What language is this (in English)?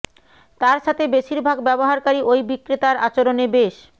Bangla